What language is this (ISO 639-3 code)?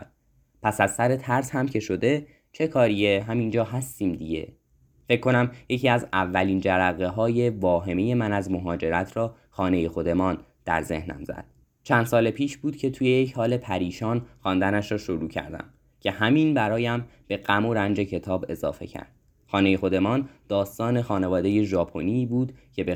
fas